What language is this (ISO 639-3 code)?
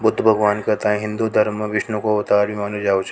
raj